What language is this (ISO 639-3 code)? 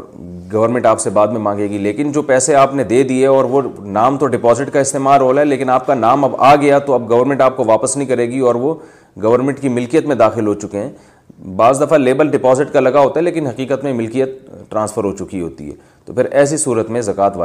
urd